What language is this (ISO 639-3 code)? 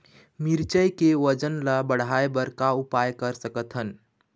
hne